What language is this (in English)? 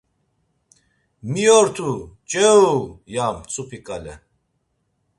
Laz